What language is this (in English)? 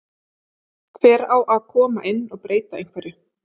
Icelandic